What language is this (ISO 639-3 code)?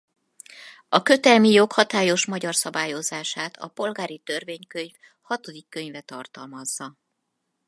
hun